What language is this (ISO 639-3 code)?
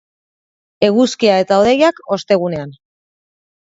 eus